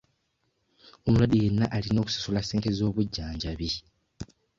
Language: Ganda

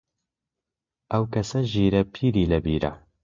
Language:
Central Kurdish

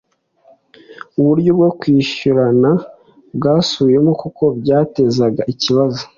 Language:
Kinyarwanda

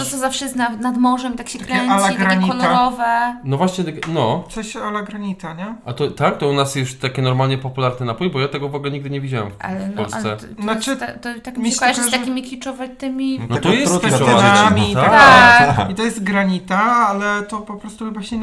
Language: Polish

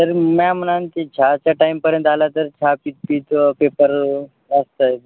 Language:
Marathi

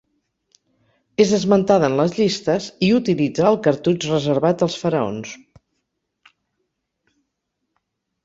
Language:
Catalan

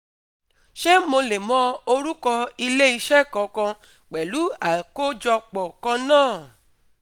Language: Yoruba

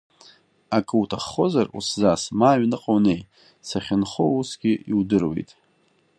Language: Abkhazian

